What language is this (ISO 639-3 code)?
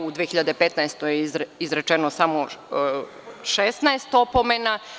srp